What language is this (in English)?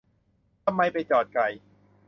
Thai